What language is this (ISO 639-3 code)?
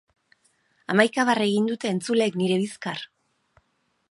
eus